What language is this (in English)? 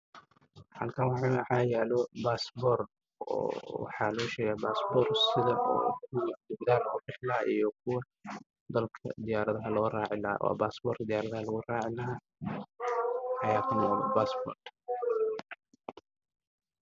Somali